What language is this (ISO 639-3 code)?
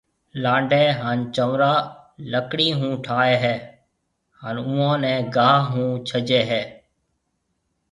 mve